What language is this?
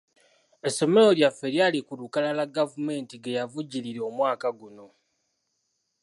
Ganda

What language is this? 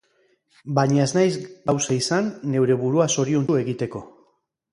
Basque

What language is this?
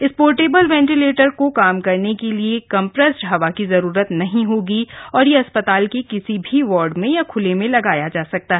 Hindi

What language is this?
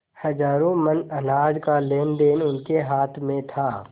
Hindi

